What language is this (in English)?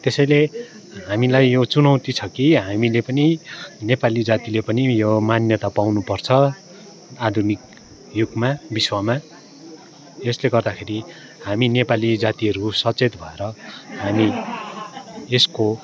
Nepali